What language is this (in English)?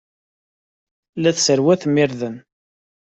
Kabyle